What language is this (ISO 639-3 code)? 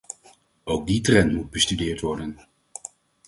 nld